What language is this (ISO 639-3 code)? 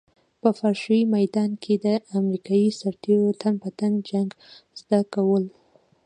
pus